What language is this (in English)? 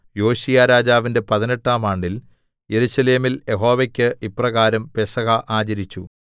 Malayalam